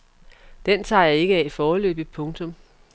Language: Danish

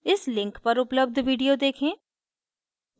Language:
Hindi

